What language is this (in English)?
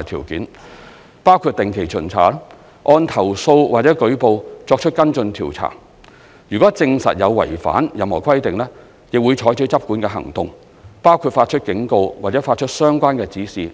Cantonese